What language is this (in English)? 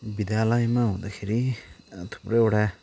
Nepali